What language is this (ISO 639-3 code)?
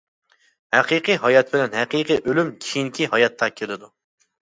uig